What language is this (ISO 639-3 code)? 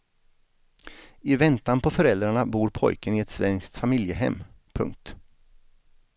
swe